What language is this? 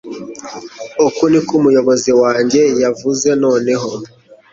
Kinyarwanda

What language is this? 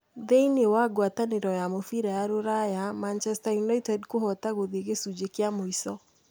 Kikuyu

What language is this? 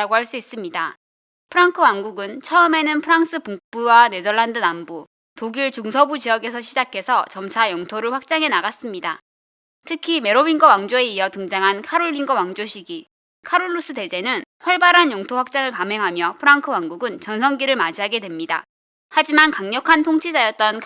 Korean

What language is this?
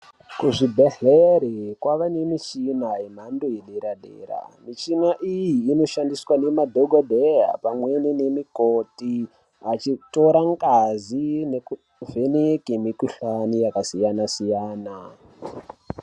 Ndau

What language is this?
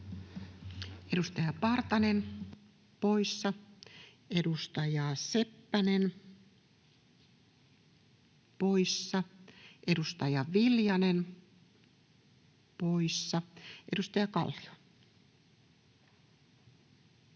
Finnish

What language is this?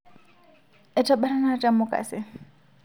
Masai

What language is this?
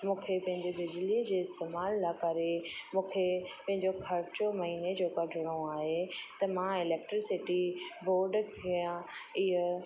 Sindhi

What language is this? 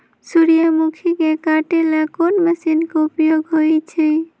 Magahi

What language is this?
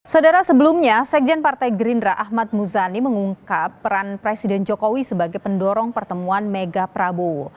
Indonesian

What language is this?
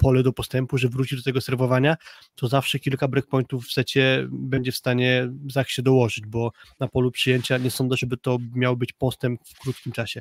Polish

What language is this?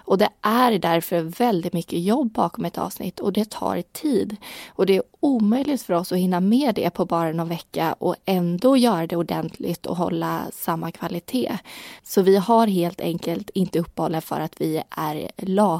Swedish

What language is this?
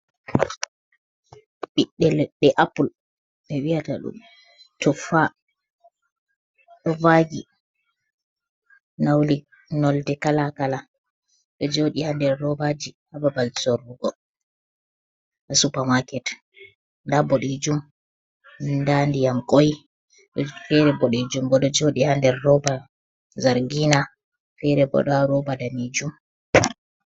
Fula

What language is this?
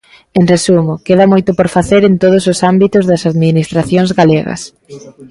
Galician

